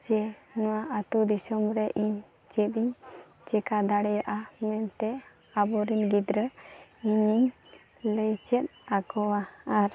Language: Santali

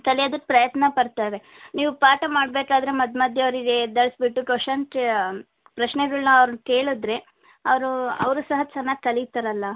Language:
Kannada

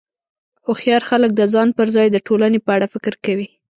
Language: Pashto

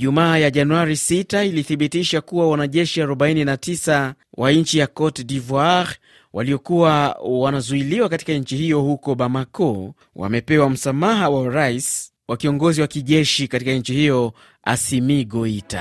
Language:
Swahili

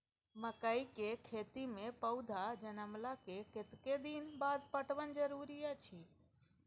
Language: Maithili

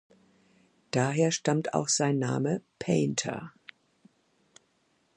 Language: German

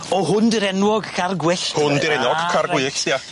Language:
Welsh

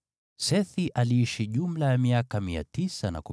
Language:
Swahili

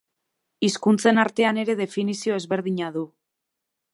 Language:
Basque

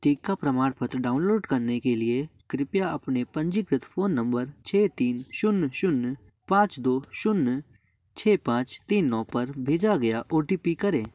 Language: Hindi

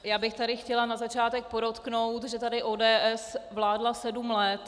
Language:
Czech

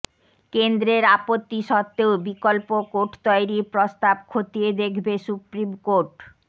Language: Bangla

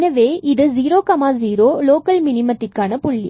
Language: Tamil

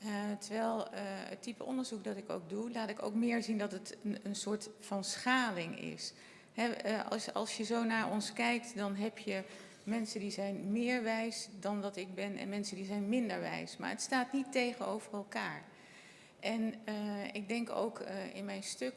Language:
Dutch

